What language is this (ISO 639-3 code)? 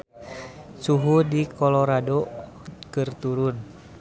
sun